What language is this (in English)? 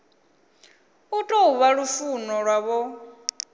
Venda